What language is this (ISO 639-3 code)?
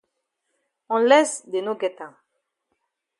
wes